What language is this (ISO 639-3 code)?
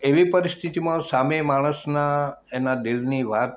guj